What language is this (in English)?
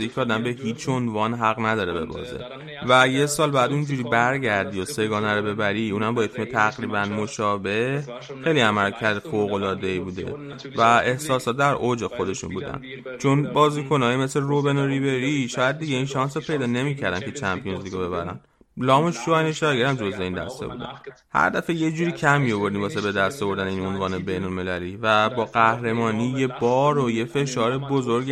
Persian